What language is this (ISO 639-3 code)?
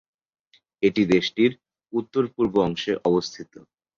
ben